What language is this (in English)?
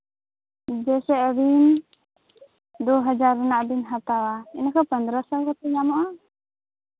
Santali